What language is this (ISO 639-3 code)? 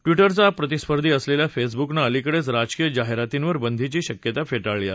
mar